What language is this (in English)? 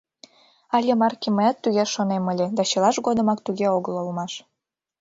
Mari